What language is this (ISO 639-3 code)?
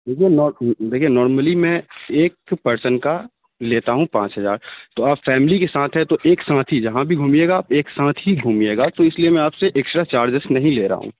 urd